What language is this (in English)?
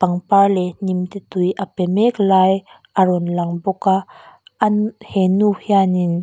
Mizo